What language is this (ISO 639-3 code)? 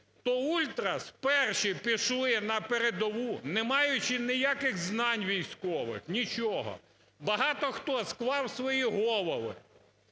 ukr